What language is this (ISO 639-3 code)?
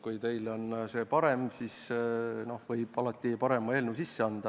est